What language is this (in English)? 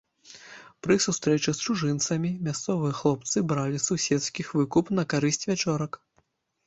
Belarusian